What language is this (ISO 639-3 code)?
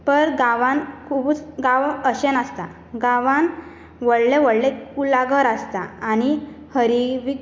kok